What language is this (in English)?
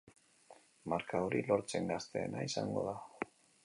Basque